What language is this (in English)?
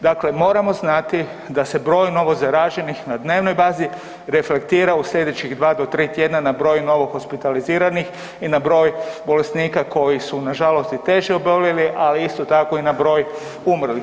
Croatian